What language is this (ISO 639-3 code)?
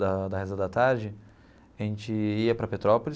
por